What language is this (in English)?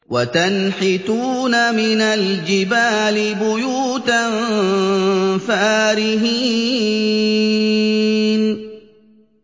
Arabic